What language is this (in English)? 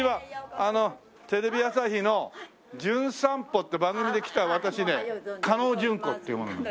Japanese